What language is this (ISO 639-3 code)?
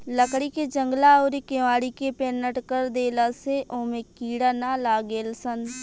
bho